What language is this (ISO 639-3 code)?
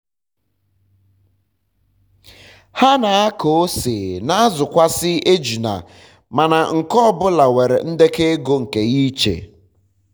ibo